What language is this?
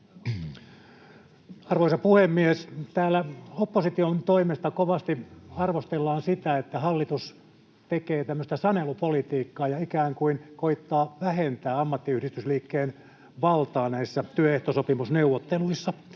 Finnish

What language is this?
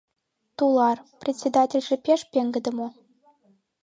Mari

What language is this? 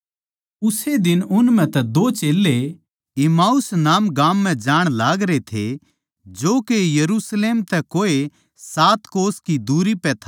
Haryanvi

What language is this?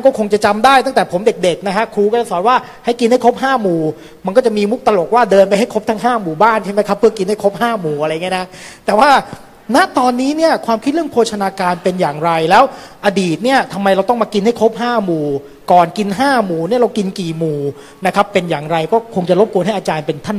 Thai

